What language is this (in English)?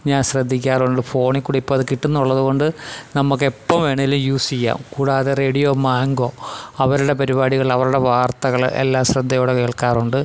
Malayalam